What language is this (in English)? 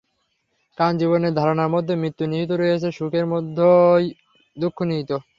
Bangla